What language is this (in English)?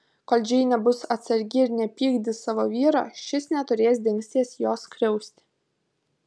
Lithuanian